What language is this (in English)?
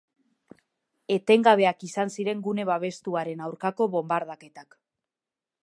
Basque